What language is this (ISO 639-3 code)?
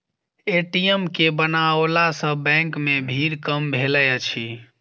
mai